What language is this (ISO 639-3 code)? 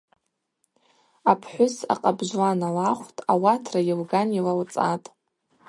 abq